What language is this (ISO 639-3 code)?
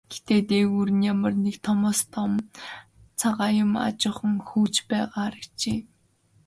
mon